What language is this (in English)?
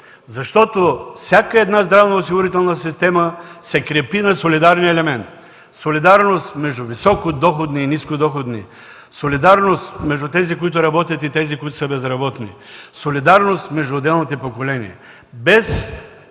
Bulgarian